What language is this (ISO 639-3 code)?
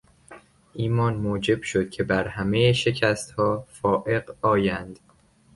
fas